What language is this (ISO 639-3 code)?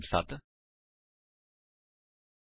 pan